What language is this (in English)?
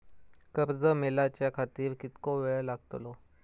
Marathi